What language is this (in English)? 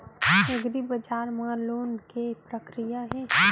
Chhattisgarhi